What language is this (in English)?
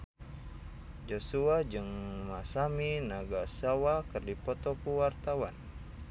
Sundanese